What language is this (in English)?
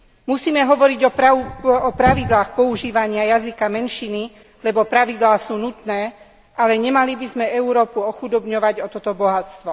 Slovak